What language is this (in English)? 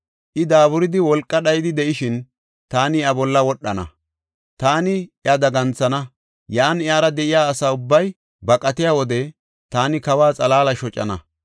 Gofa